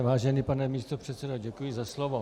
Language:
Czech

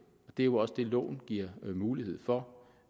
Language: Danish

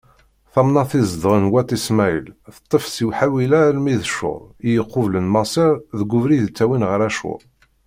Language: Kabyle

